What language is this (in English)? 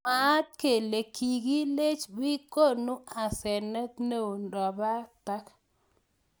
Kalenjin